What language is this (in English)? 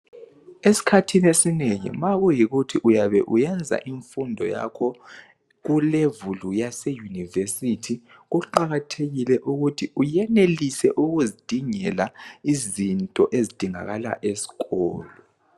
North Ndebele